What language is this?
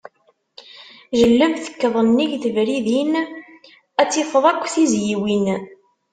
Kabyle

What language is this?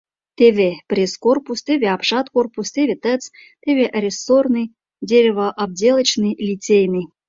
Mari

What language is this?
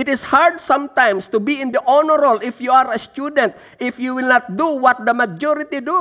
Filipino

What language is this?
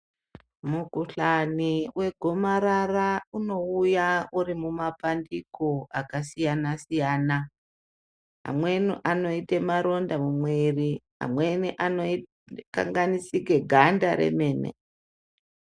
Ndau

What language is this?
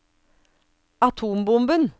Norwegian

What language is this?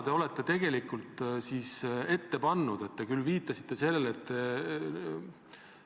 Estonian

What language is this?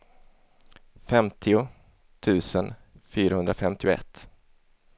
Swedish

